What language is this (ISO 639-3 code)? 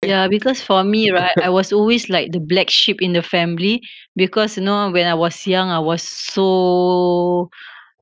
eng